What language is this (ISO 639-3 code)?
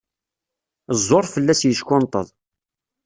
kab